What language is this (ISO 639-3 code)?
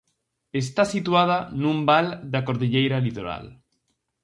glg